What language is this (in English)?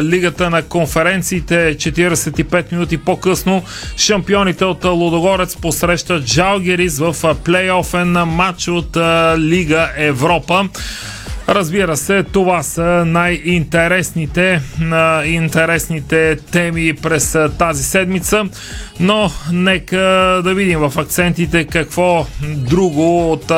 Bulgarian